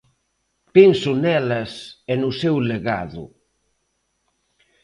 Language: Galician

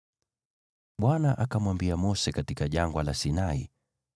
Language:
Swahili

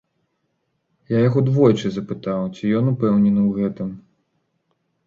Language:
Belarusian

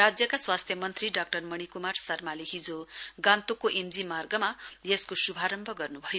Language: Nepali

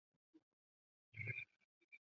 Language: Chinese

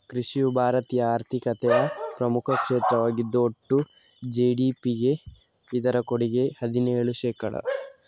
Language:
Kannada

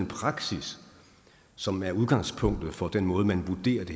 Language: Danish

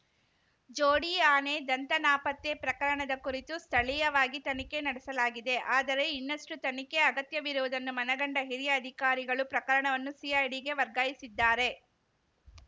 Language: Kannada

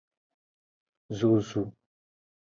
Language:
Aja (Benin)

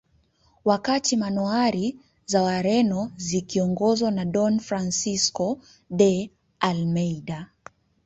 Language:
Swahili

